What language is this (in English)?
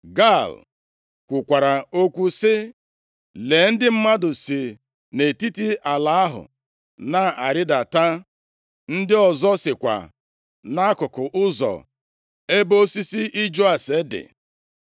Igbo